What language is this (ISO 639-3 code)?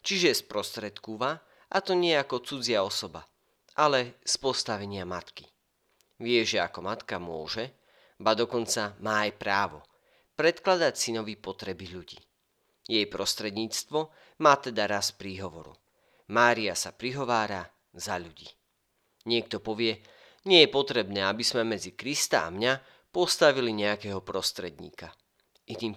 slk